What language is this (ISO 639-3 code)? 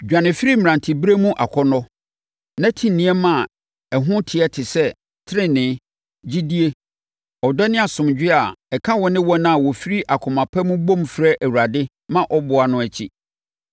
aka